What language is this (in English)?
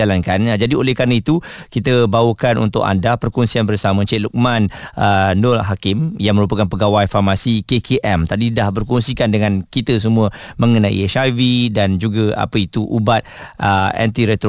Malay